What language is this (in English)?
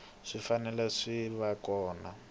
Tsonga